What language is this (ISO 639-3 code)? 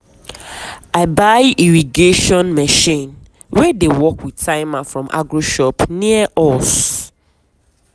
pcm